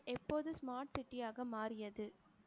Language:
Tamil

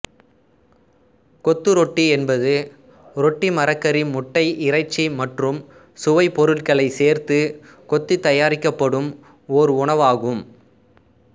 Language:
Tamil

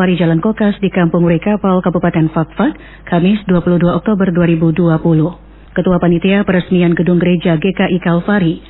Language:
Indonesian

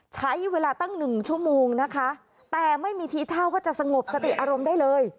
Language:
Thai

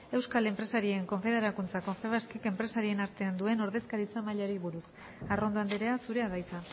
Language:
Basque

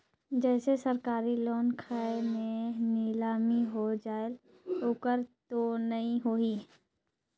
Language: Chhattisgarhi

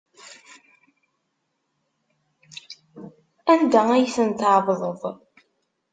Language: Kabyle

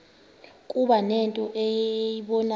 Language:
Xhosa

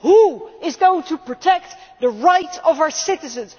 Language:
English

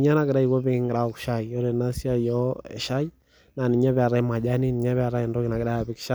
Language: Masai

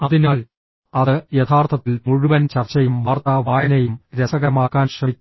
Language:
Malayalam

